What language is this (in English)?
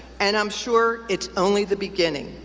English